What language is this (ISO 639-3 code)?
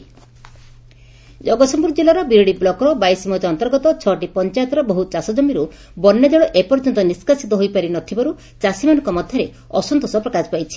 ori